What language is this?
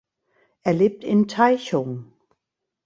German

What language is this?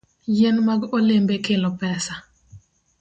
Luo (Kenya and Tanzania)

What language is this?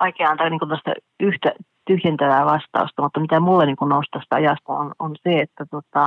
Finnish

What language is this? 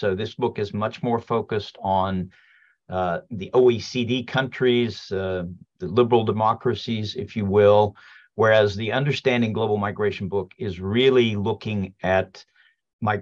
English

